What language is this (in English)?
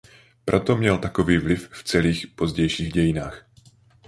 Czech